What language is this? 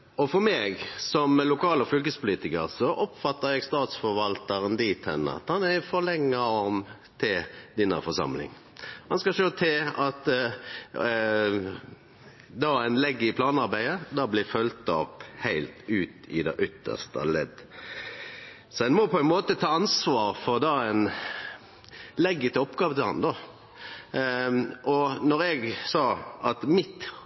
Norwegian Nynorsk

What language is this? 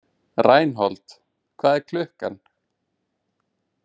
Icelandic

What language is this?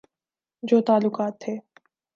Urdu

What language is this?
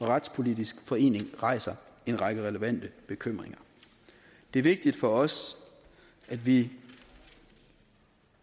Danish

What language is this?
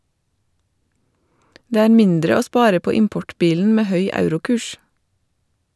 Norwegian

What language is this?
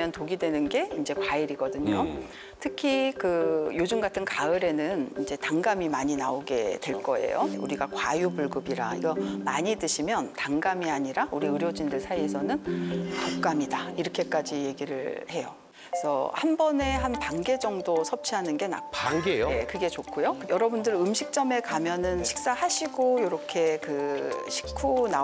Korean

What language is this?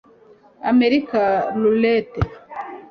Kinyarwanda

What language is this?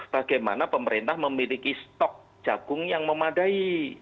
Indonesian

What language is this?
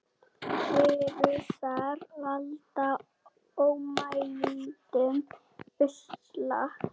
Icelandic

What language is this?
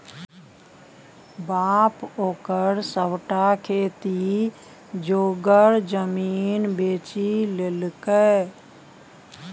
Maithili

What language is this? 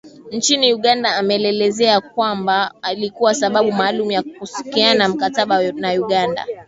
Swahili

